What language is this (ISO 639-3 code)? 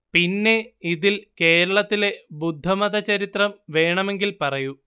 mal